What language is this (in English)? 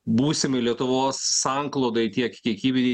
Lithuanian